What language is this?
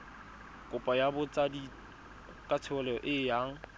Tswana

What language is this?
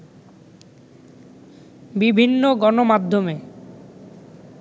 Bangla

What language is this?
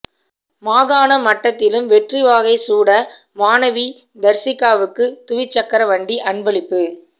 Tamil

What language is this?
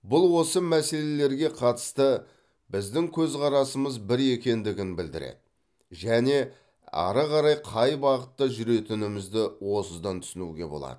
Kazakh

